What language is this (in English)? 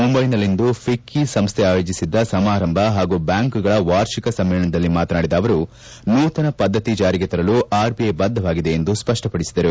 Kannada